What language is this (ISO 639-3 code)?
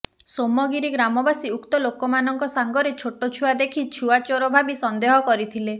ori